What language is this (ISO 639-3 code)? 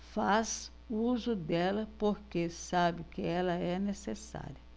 por